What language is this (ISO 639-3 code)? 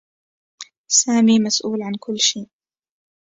ara